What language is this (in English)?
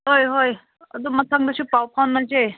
Manipuri